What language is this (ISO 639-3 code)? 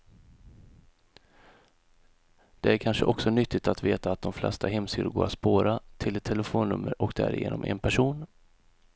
swe